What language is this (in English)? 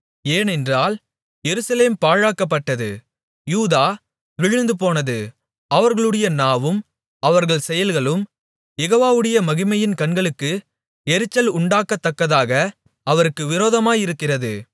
Tamil